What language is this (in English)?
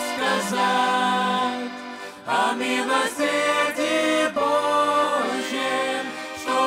Romanian